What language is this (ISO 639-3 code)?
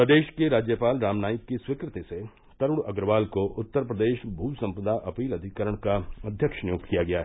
hin